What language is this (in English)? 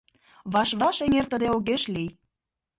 Mari